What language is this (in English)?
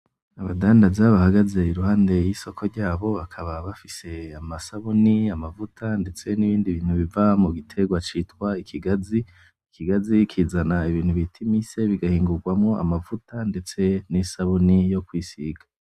Rundi